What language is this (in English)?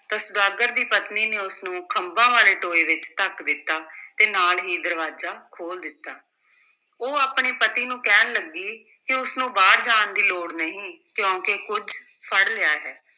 Punjabi